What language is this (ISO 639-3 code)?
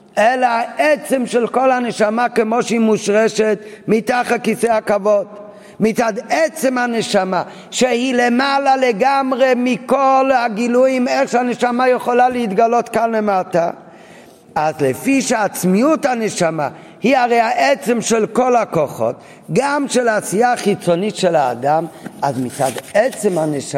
heb